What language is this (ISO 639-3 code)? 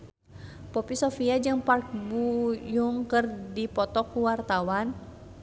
sun